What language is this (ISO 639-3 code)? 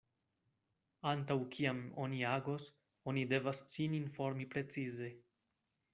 epo